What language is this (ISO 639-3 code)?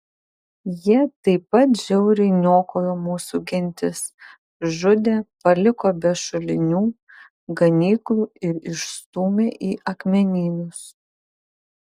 lit